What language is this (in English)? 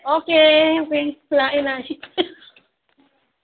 Manipuri